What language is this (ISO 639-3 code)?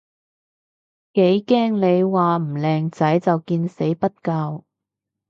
yue